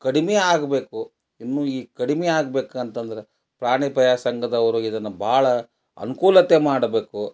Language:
Kannada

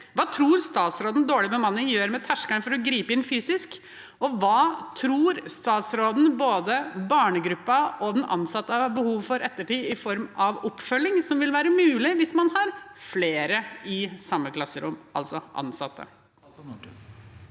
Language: Norwegian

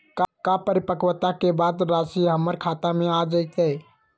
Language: Magahi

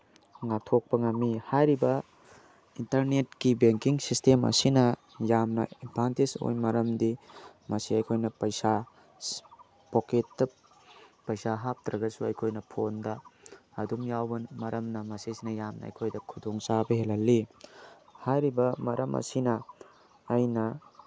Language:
Manipuri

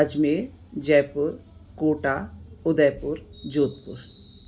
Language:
Sindhi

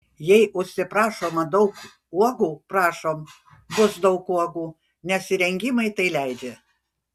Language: Lithuanian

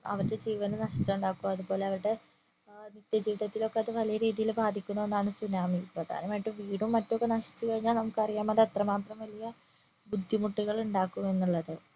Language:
Malayalam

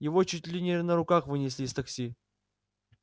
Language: Russian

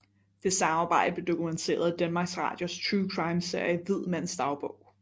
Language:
Danish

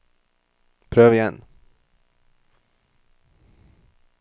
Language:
Norwegian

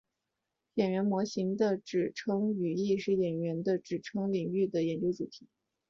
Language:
Chinese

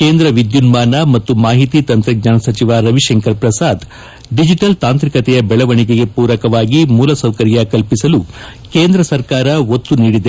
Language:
Kannada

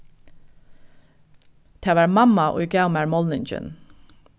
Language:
Faroese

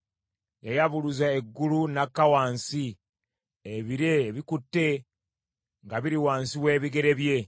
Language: Ganda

